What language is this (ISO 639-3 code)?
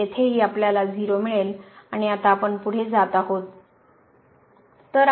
mar